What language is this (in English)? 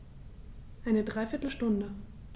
German